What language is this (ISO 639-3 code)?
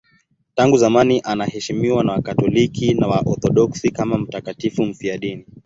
swa